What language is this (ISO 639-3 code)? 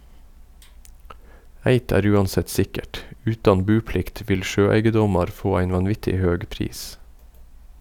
nor